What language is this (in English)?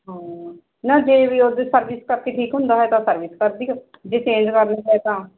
Punjabi